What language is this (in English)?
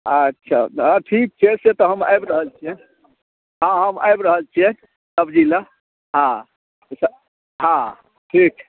Maithili